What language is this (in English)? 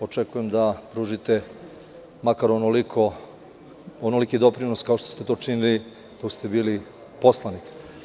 Serbian